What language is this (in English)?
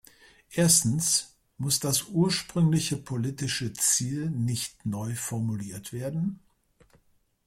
German